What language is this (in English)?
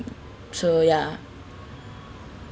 English